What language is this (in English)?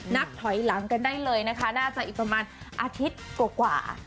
Thai